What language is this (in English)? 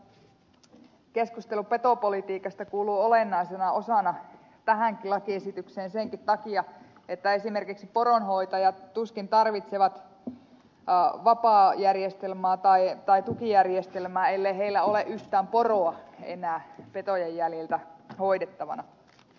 Finnish